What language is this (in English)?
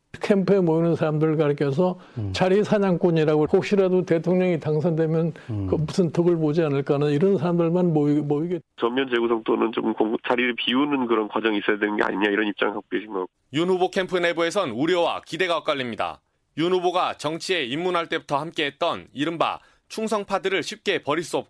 Korean